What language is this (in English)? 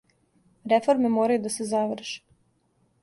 Serbian